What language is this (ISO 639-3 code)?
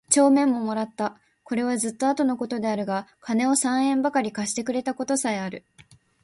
jpn